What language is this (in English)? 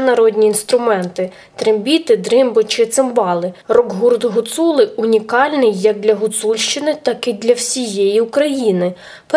Ukrainian